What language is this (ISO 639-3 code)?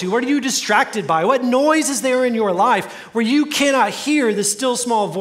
eng